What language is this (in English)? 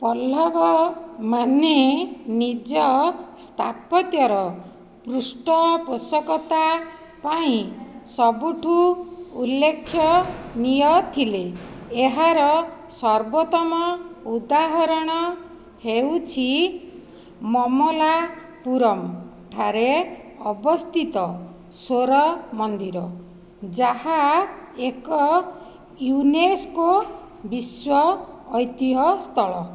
Odia